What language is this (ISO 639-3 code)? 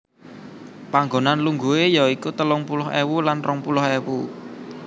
jav